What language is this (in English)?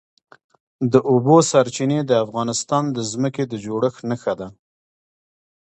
Pashto